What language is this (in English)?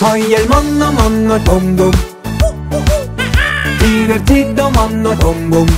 Turkish